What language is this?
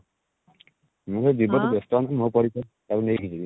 Odia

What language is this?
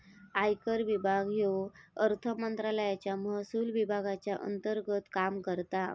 Marathi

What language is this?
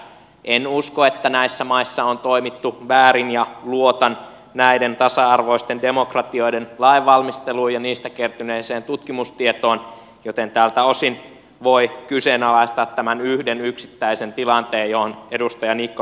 Finnish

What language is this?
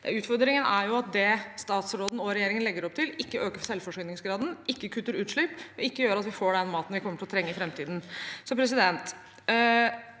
Norwegian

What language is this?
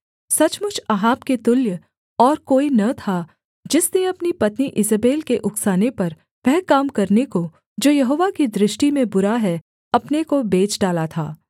Hindi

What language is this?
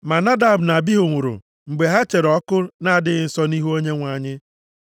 Igbo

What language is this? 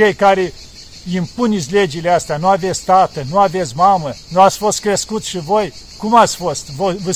Romanian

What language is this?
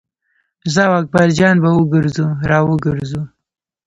Pashto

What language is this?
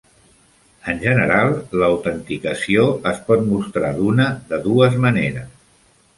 Catalan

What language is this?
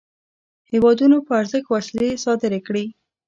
Pashto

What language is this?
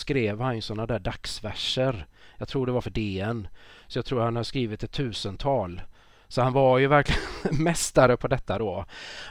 Swedish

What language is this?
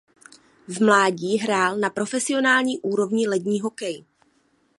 Czech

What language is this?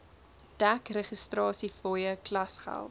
Afrikaans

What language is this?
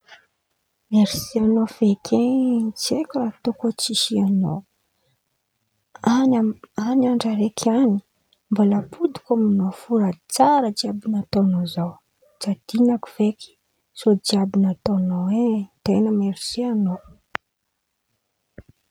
Antankarana Malagasy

